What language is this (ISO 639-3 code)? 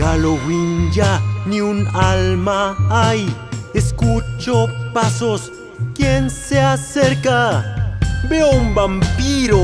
spa